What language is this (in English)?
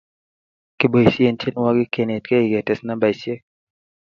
Kalenjin